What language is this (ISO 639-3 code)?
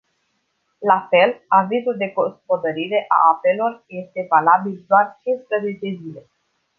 ron